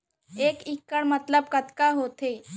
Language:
Chhattisgarhi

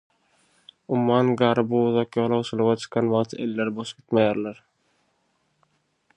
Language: Turkmen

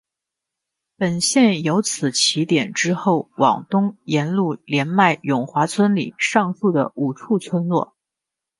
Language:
Chinese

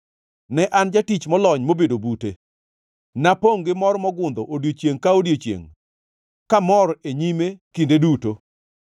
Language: Luo (Kenya and Tanzania)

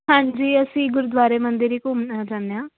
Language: Punjabi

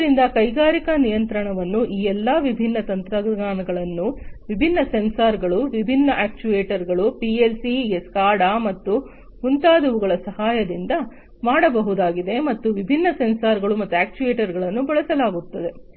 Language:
Kannada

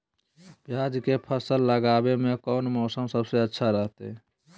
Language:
Magahi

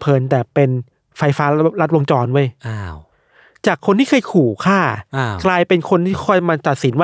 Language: Thai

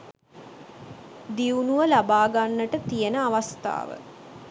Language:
Sinhala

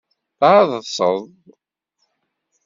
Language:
Kabyle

